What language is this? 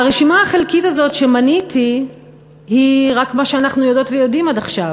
Hebrew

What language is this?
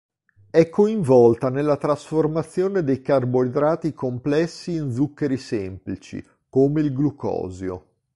Italian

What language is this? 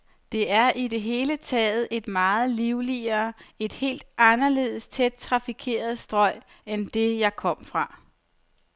Danish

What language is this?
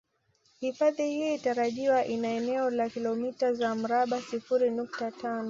Swahili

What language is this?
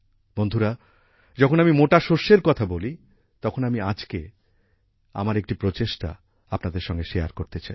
Bangla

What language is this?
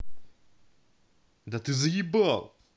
Russian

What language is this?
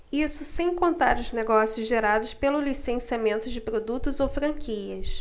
Portuguese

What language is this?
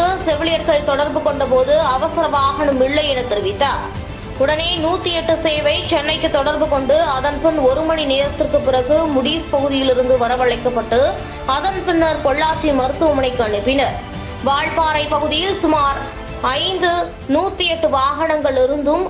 Turkish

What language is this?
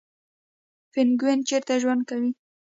Pashto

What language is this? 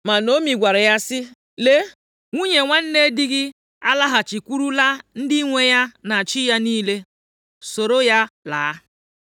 Igbo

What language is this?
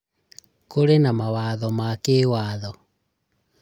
Kikuyu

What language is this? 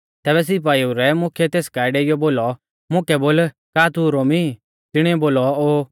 Mahasu Pahari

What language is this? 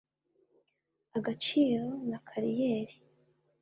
Kinyarwanda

